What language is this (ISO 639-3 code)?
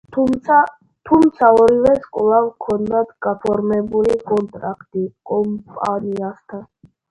kat